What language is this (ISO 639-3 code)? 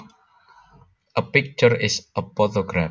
jav